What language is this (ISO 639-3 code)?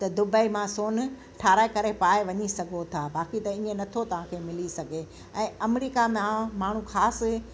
snd